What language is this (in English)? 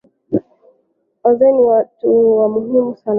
Swahili